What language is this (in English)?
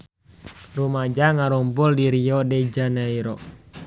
Sundanese